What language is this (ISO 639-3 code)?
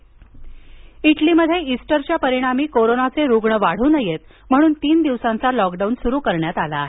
mar